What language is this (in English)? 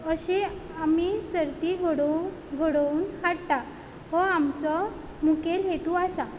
Konkani